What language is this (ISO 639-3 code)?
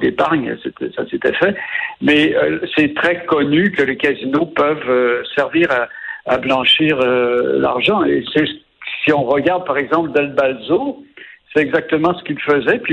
fra